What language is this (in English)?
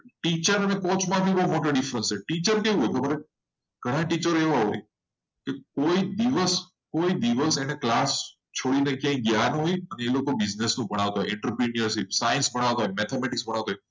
Gujarati